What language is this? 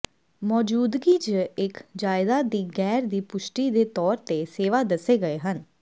Punjabi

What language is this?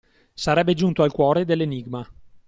Italian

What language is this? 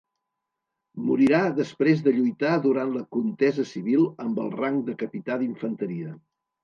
Catalan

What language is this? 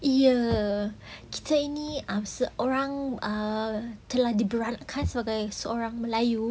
English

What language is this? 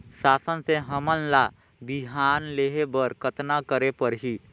Chhattisgarhi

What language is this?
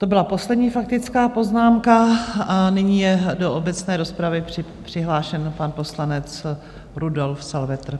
Czech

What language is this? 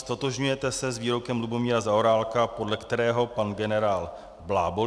Czech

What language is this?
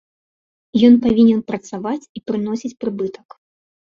Belarusian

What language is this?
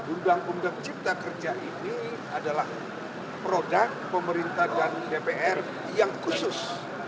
Indonesian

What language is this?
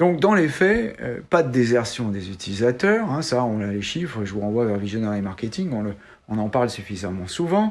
French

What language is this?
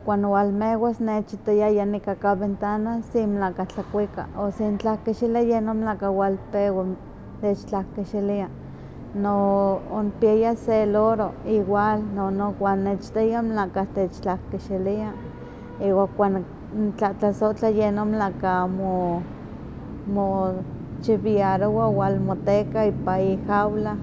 Huaxcaleca Nahuatl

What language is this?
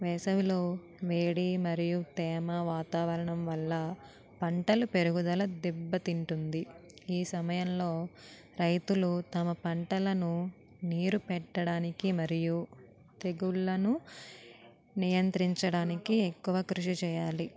Telugu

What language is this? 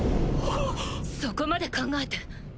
Japanese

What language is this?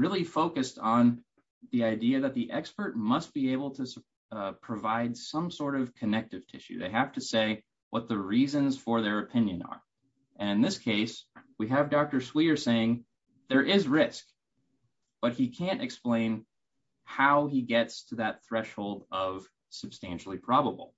English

